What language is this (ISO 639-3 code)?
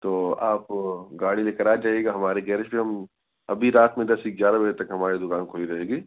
urd